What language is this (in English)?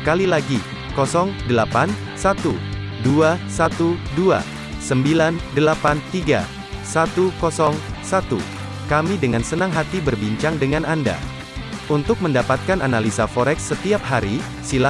Indonesian